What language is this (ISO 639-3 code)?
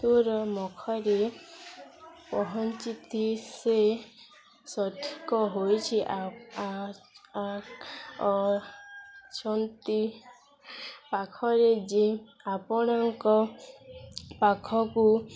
ori